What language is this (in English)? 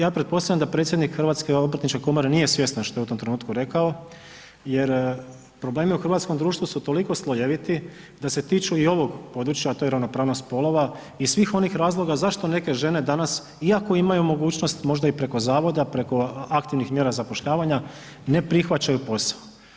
Croatian